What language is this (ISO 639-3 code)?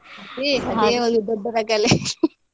kan